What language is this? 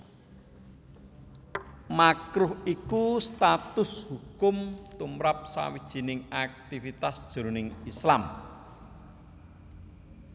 Javanese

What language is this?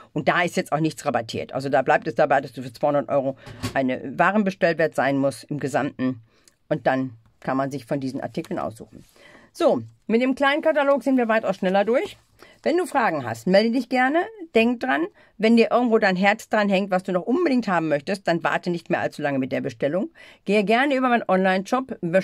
German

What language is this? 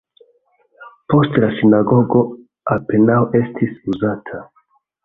Esperanto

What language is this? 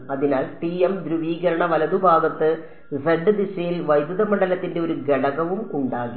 Malayalam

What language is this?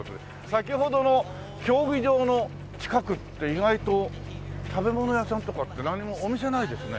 Japanese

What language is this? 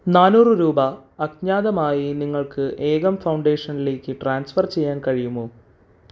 Malayalam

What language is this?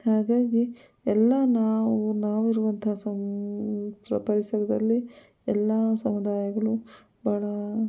Kannada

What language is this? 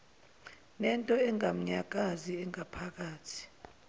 Zulu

